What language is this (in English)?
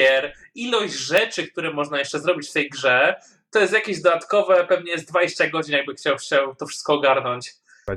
Polish